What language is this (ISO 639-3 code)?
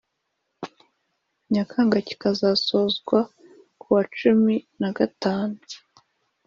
kin